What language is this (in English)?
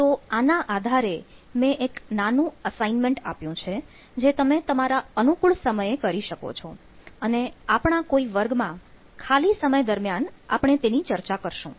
Gujarati